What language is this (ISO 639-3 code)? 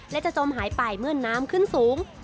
tha